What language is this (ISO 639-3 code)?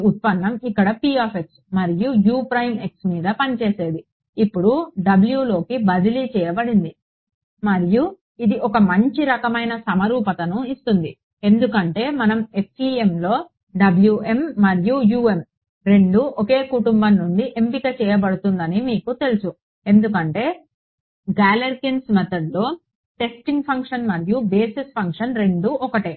tel